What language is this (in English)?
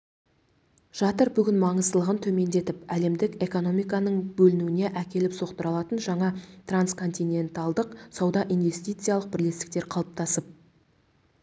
Kazakh